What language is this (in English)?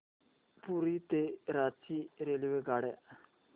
Marathi